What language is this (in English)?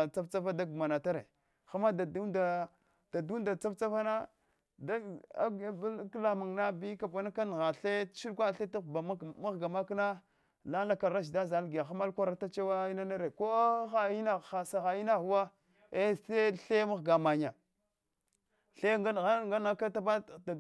Hwana